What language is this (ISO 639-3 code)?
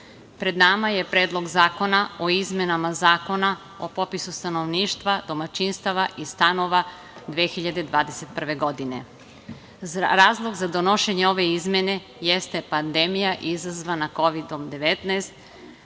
srp